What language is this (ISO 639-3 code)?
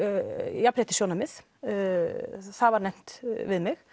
isl